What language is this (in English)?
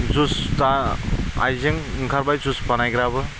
Bodo